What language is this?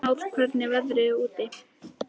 Icelandic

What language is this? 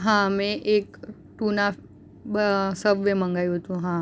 Gujarati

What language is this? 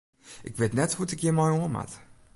Western Frisian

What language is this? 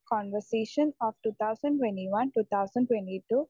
Malayalam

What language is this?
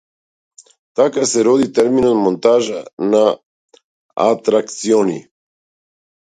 Macedonian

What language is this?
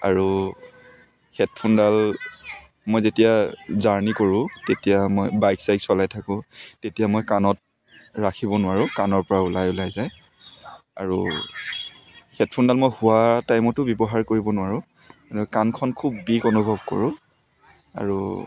Assamese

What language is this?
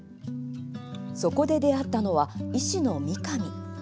Japanese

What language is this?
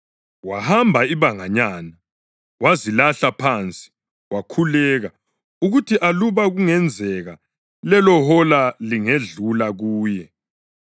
North Ndebele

